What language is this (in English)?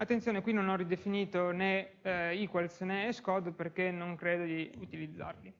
Italian